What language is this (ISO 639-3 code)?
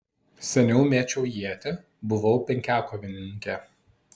lit